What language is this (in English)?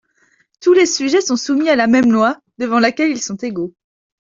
French